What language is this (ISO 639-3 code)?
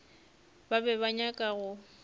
nso